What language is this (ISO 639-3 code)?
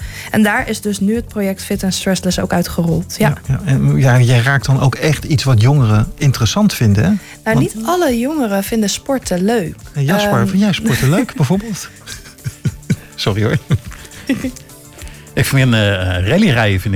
nld